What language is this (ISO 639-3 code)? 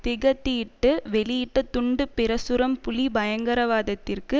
tam